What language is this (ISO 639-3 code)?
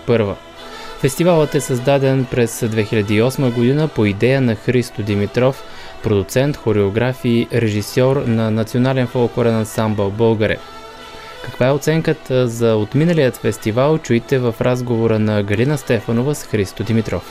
bul